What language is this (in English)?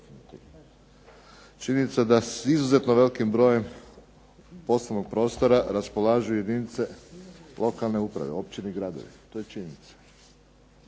Croatian